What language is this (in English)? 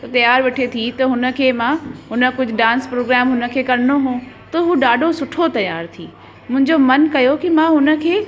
Sindhi